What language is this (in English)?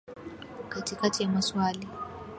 Swahili